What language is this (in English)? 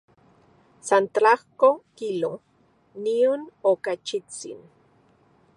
Central Puebla Nahuatl